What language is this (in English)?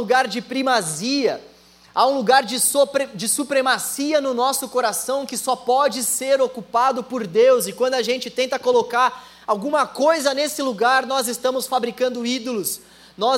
Portuguese